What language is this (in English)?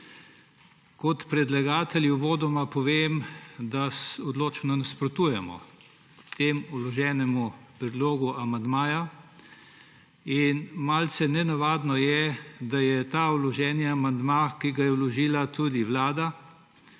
Slovenian